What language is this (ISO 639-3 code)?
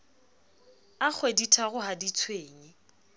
sot